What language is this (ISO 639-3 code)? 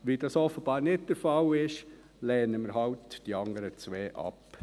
gsw